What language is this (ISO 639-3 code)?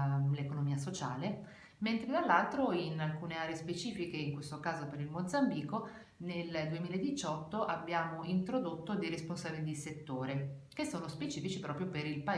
ita